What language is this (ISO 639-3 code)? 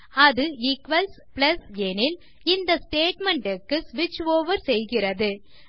tam